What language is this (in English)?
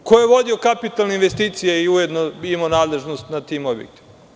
Serbian